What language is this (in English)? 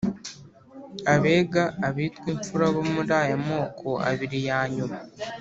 Kinyarwanda